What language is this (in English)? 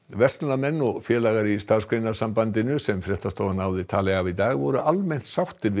Icelandic